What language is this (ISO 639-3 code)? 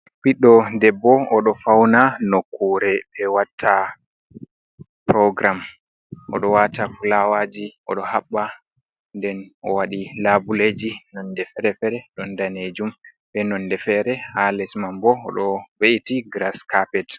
ful